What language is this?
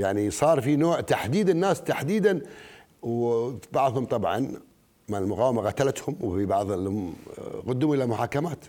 Arabic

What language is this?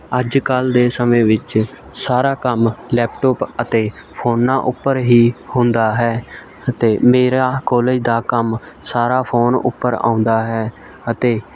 Punjabi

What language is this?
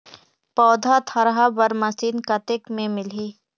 Chhattisgarhi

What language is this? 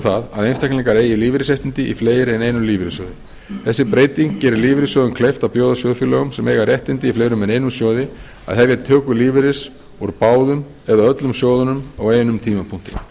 Icelandic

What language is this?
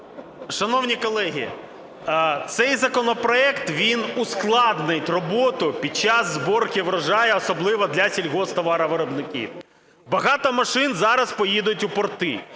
Ukrainian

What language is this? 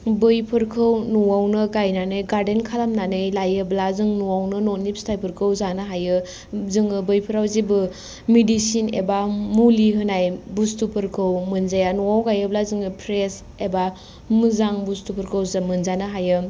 Bodo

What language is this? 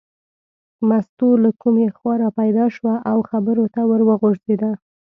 Pashto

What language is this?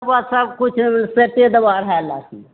Maithili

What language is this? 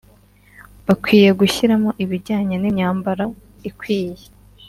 Kinyarwanda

